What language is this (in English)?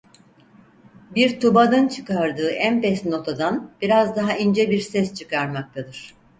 Turkish